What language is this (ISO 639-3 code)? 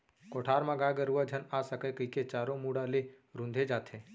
hne